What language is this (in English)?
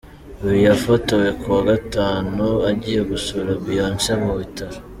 Kinyarwanda